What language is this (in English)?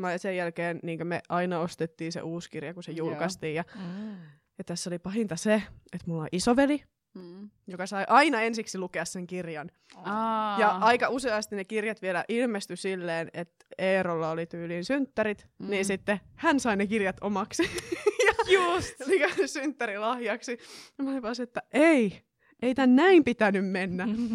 Finnish